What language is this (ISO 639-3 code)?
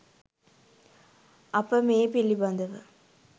sin